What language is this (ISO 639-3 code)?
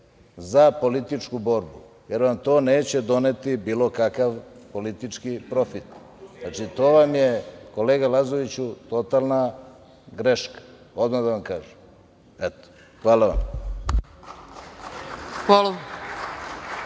srp